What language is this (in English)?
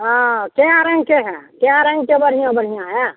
Maithili